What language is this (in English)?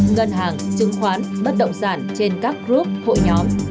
Vietnamese